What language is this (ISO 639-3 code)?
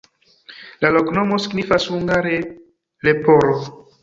epo